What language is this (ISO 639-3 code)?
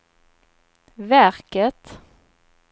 swe